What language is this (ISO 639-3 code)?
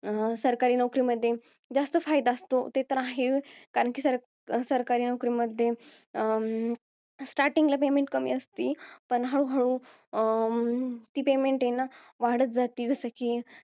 mar